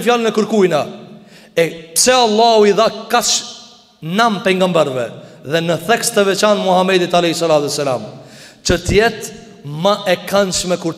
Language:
Arabic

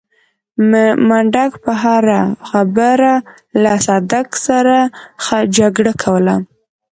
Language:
Pashto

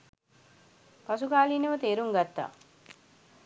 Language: Sinhala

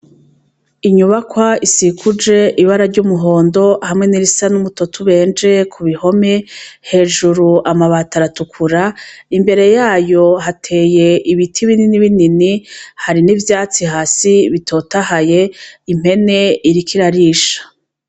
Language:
Rundi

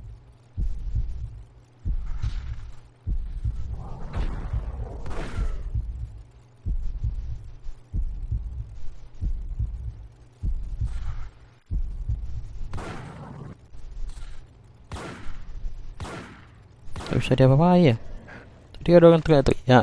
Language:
Indonesian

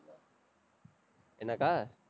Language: Tamil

